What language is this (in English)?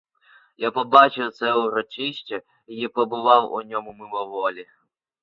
Ukrainian